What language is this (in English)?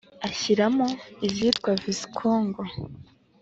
Kinyarwanda